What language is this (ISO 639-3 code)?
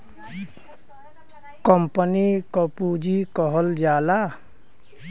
bho